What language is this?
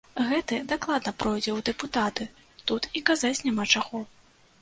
Belarusian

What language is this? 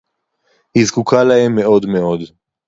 Hebrew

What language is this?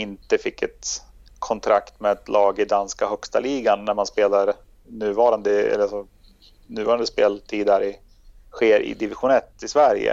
Swedish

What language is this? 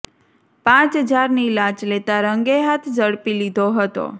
Gujarati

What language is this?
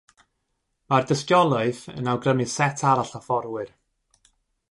Welsh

